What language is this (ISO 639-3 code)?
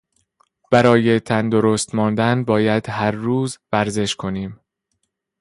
fas